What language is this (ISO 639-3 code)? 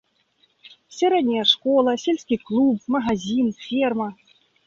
bel